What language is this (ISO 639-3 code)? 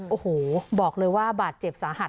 tha